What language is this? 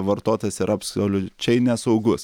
Lithuanian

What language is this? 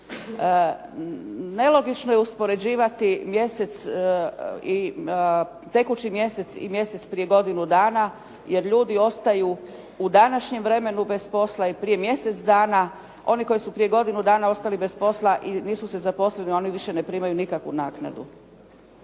Croatian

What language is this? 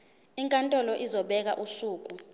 Zulu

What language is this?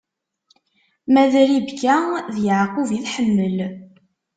Kabyle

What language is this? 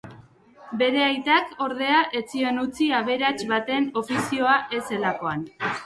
Basque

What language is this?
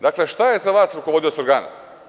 Serbian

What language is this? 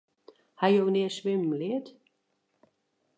Western Frisian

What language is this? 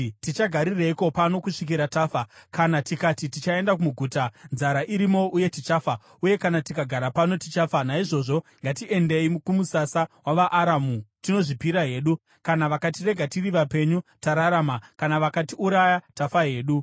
Shona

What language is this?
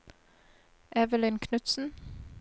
Norwegian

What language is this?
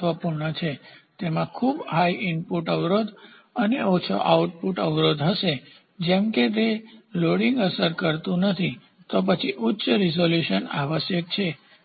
Gujarati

